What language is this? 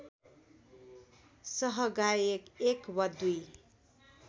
Nepali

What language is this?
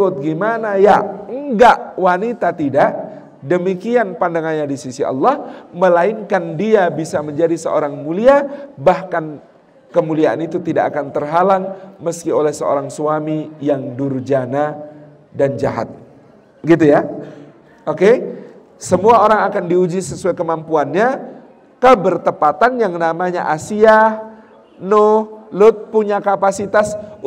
Indonesian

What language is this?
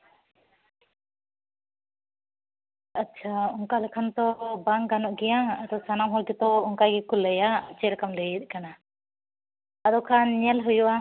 Santali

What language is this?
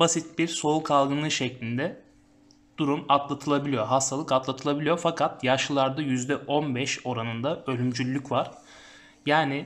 Turkish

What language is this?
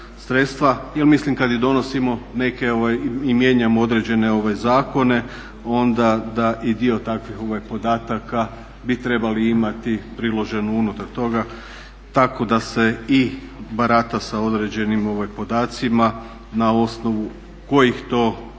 Croatian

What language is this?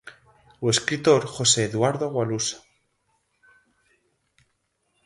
Galician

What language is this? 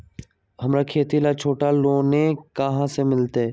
Magahi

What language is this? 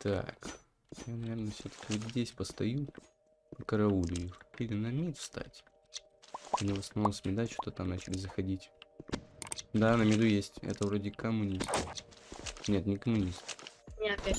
Russian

